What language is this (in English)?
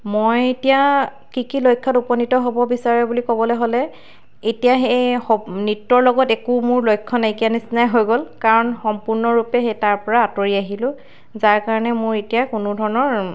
Assamese